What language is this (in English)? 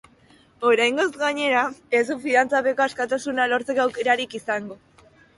Basque